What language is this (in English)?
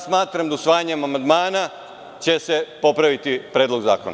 Serbian